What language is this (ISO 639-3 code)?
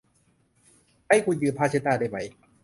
tha